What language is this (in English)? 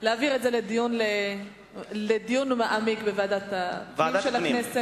Hebrew